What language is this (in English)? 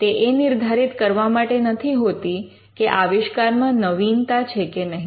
Gujarati